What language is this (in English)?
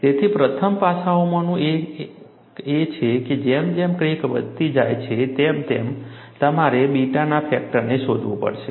Gujarati